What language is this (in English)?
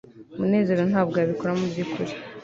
Kinyarwanda